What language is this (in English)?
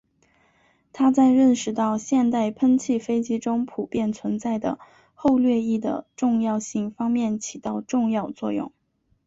Chinese